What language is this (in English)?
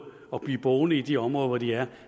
Danish